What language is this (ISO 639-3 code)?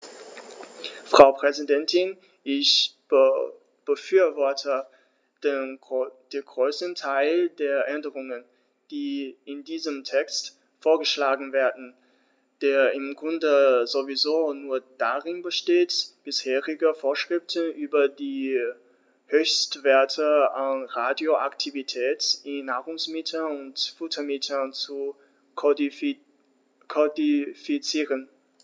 deu